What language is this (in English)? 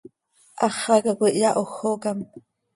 Seri